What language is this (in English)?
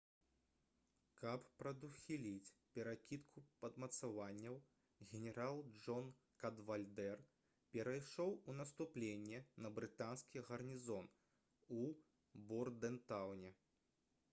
Belarusian